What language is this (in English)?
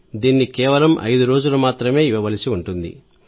Telugu